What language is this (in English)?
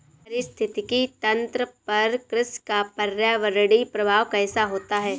Hindi